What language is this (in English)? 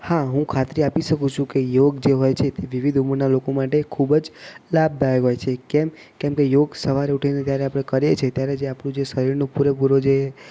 Gujarati